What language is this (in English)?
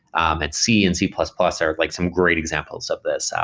English